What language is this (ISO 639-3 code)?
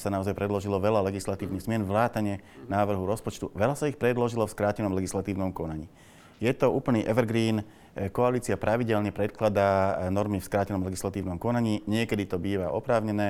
slk